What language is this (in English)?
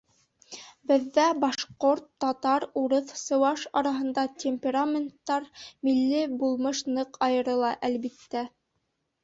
Bashkir